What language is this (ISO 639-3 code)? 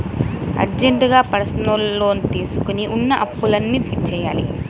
tel